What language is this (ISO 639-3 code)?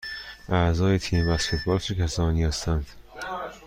fas